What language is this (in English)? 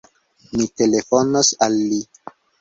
Esperanto